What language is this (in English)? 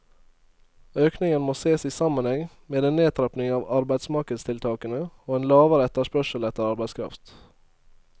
Norwegian